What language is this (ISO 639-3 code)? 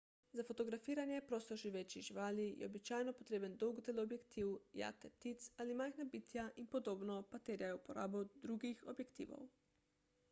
slv